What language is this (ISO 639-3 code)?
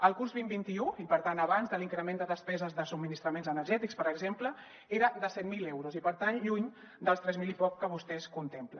cat